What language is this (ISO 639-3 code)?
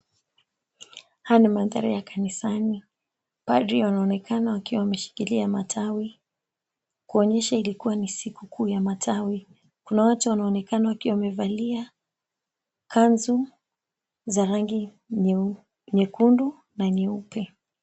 swa